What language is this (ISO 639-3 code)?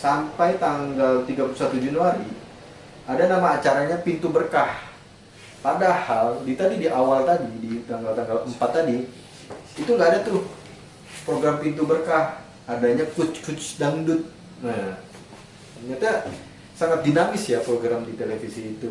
ind